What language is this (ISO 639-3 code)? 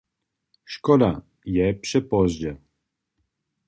hsb